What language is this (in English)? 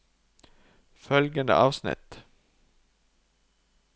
Norwegian